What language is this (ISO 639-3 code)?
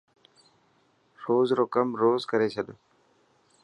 mki